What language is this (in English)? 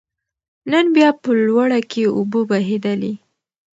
Pashto